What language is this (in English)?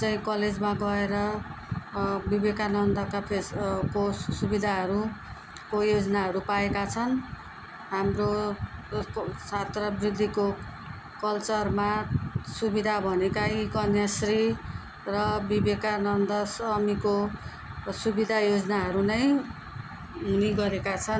Nepali